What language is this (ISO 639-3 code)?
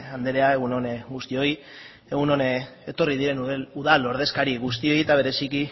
eus